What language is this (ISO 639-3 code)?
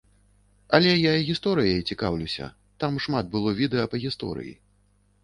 bel